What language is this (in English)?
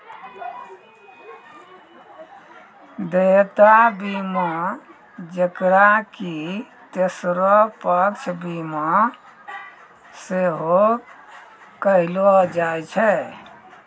Maithili